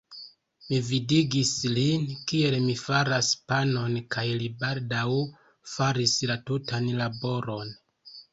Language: Esperanto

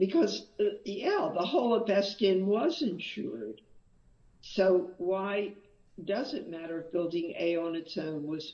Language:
English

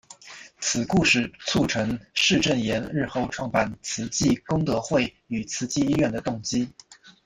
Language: Chinese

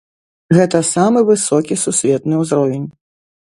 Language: Belarusian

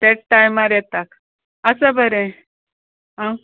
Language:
Konkani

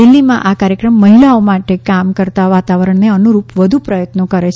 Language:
Gujarati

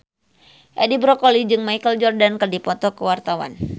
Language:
Sundanese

